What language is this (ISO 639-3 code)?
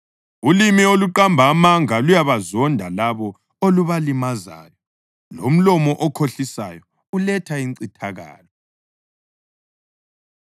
nde